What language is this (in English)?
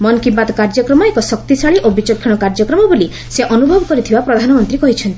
Odia